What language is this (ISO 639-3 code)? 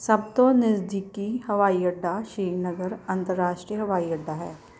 pan